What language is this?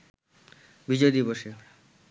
Bangla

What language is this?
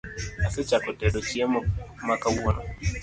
Luo (Kenya and Tanzania)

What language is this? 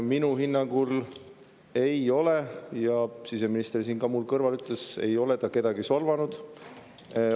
Estonian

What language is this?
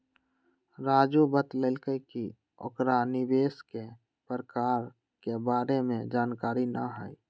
Magahi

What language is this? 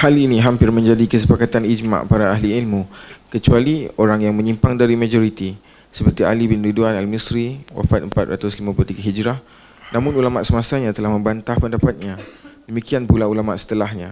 Malay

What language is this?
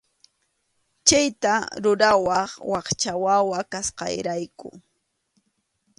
Arequipa-La Unión Quechua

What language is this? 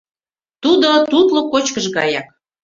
Mari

